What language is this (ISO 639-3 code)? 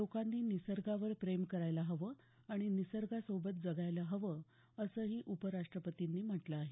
mar